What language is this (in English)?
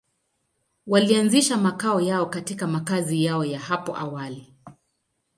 Swahili